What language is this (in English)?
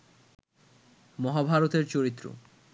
Bangla